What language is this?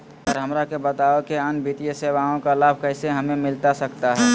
Magahi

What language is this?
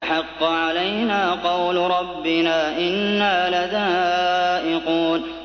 Arabic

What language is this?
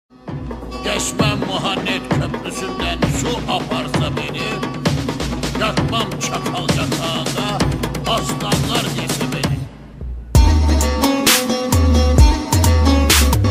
Turkish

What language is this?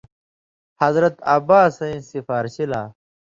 Indus Kohistani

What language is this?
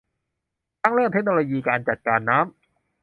Thai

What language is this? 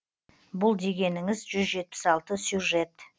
Kazakh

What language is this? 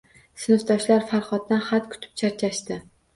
Uzbek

